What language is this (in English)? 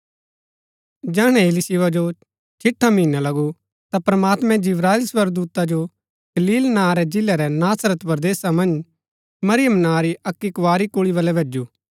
Gaddi